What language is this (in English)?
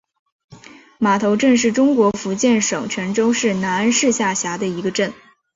Chinese